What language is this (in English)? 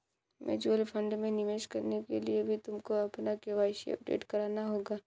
Hindi